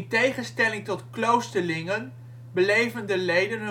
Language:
Dutch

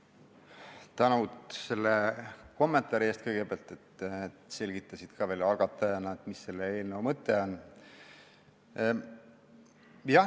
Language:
Estonian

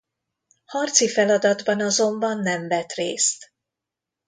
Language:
Hungarian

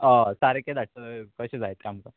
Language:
Konkani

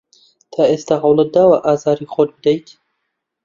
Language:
Central Kurdish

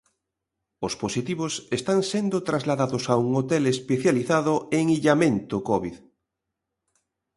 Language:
Galician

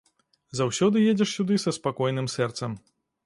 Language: Belarusian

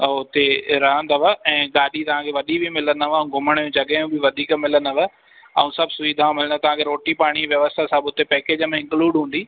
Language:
Sindhi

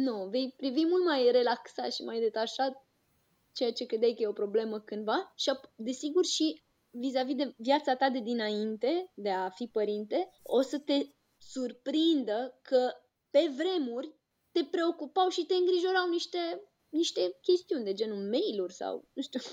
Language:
Romanian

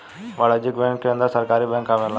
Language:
Bhojpuri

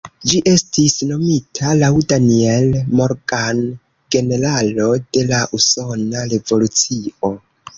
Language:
Esperanto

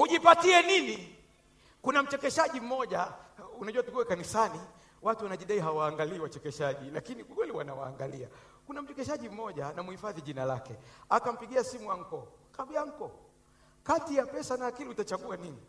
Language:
Swahili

